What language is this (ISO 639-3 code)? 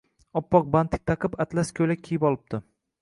uzb